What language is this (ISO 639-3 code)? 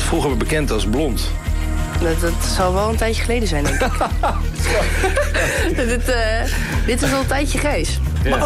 nld